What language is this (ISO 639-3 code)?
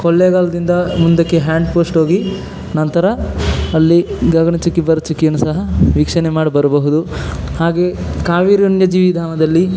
kan